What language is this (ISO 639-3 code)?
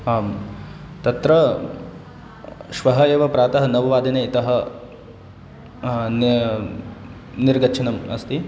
san